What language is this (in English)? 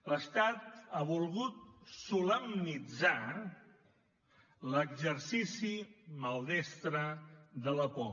Catalan